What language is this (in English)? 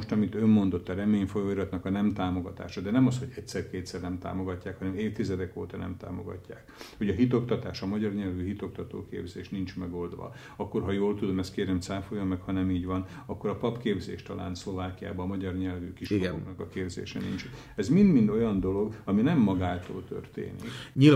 Hungarian